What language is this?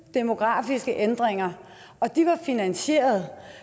Danish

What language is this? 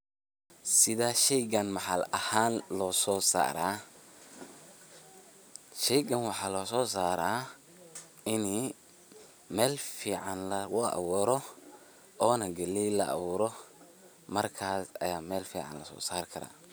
Somali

